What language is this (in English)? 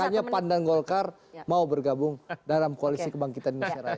Indonesian